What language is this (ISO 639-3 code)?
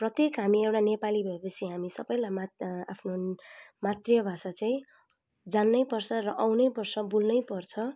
nep